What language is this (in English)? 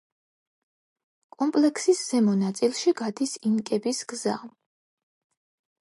Georgian